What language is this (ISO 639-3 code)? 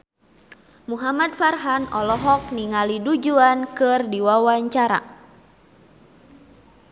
sun